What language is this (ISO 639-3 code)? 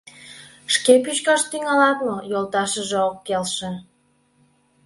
chm